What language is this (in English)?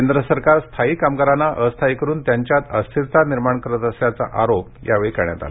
Marathi